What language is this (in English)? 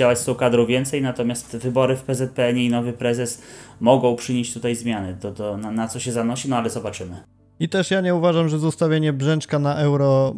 Polish